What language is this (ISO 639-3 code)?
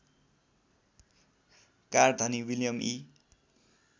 nep